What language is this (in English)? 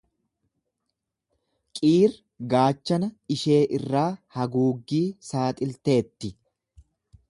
Oromo